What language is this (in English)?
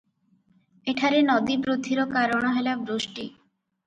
Odia